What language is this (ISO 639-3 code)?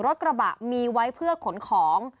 tha